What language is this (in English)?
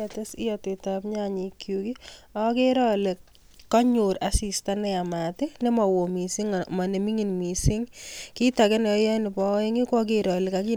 Kalenjin